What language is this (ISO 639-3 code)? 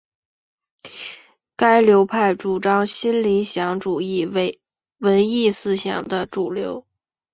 zho